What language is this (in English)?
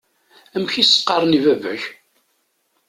Kabyle